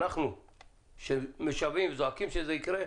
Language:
Hebrew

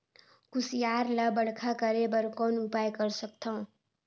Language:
Chhattisgarhi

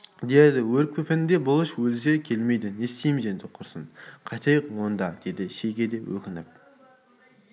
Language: Kazakh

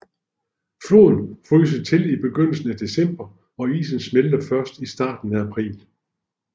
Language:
Danish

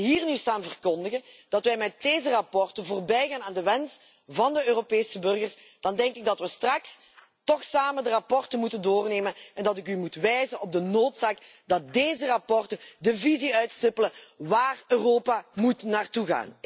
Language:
Dutch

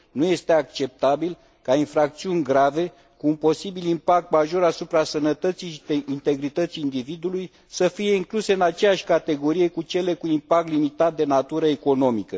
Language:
Romanian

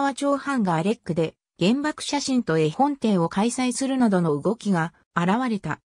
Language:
Japanese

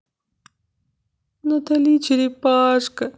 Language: Russian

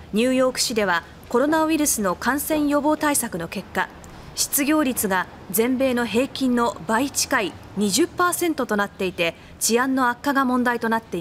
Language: Japanese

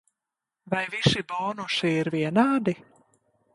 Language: Latvian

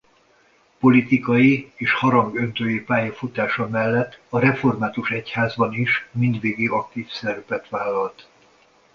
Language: Hungarian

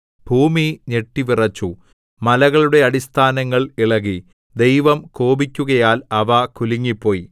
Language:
Malayalam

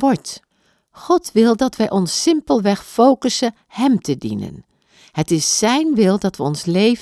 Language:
Dutch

